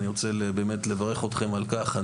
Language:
Hebrew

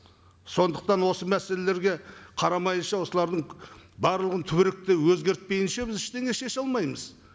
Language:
Kazakh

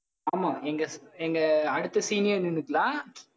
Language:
Tamil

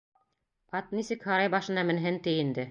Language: Bashkir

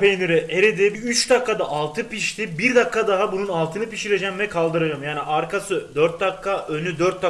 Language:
Turkish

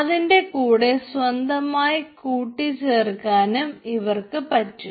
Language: Malayalam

